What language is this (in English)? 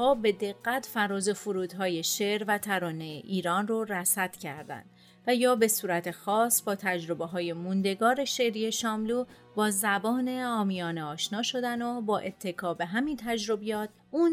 Persian